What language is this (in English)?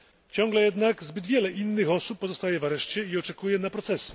Polish